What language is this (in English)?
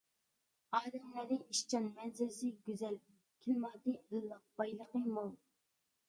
Uyghur